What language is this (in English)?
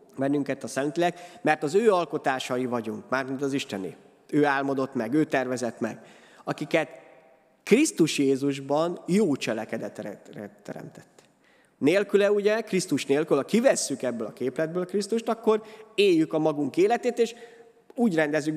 Hungarian